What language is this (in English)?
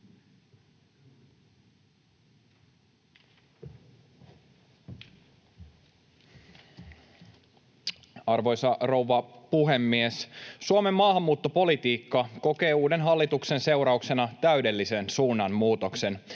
Finnish